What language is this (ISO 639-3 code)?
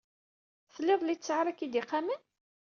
kab